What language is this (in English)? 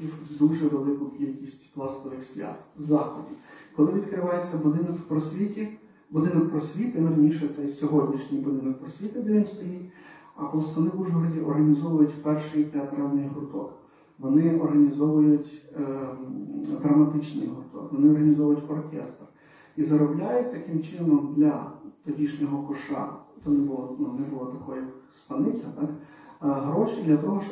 Ukrainian